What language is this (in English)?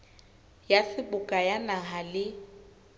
Southern Sotho